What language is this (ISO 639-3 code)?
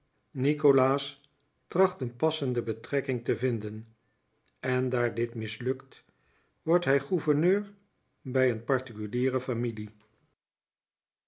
nld